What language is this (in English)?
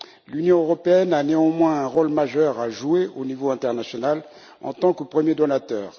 French